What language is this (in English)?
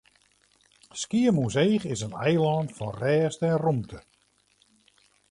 Western Frisian